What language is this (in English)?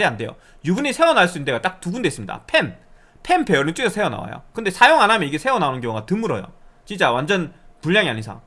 Korean